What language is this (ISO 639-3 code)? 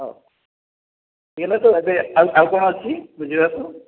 ori